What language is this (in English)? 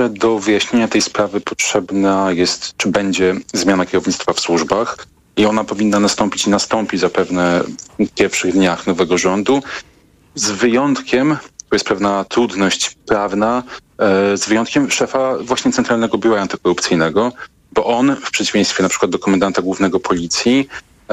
Polish